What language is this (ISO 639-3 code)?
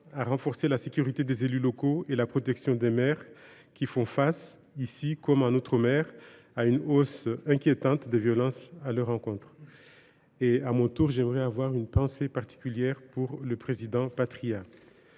fra